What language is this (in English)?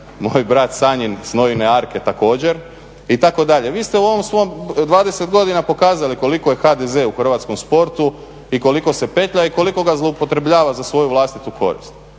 Croatian